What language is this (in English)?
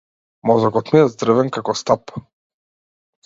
Macedonian